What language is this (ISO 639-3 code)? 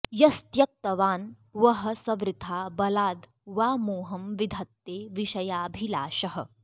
san